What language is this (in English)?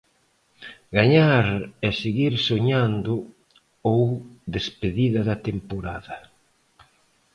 Galician